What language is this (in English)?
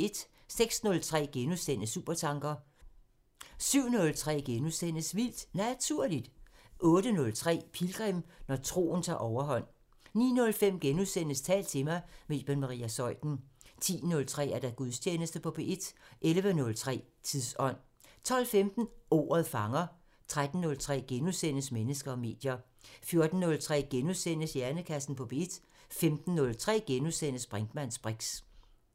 Danish